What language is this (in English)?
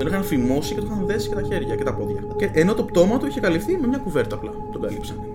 Greek